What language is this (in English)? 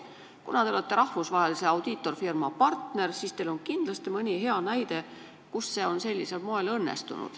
Estonian